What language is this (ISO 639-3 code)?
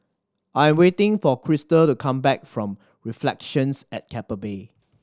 eng